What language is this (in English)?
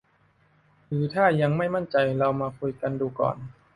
Thai